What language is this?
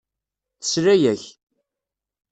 Kabyle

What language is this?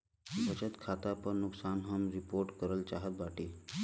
Bhojpuri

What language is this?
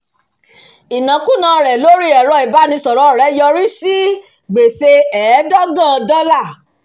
Yoruba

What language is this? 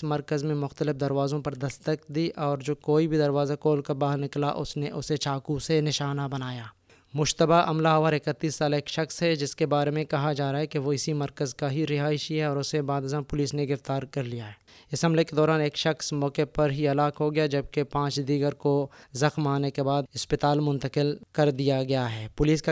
Urdu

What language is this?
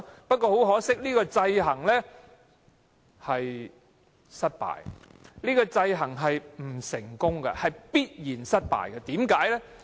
Cantonese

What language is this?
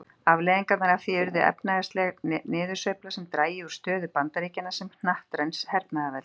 Icelandic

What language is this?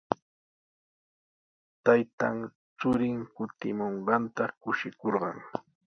Sihuas Ancash Quechua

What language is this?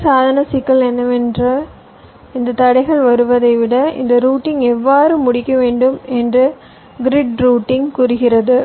Tamil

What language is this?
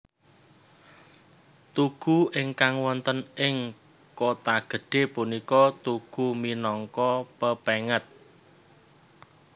Javanese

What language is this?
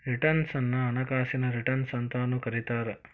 Kannada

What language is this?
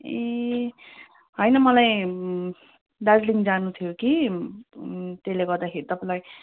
Nepali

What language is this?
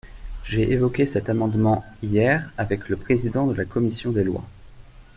French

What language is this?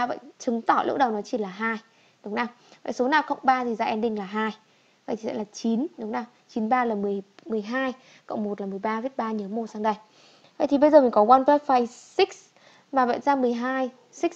Vietnamese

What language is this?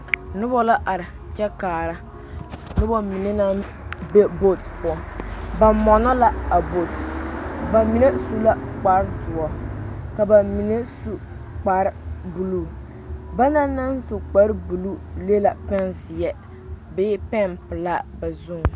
Southern Dagaare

